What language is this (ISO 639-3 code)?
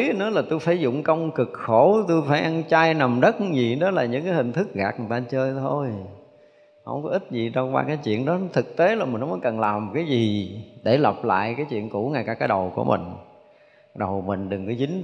vie